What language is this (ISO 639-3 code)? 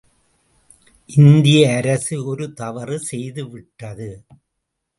tam